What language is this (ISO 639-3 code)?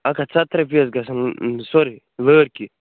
kas